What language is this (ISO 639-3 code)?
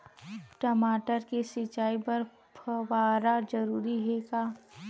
hne